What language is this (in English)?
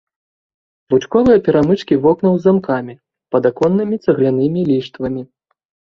Belarusian